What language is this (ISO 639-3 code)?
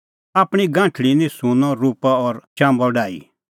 kfx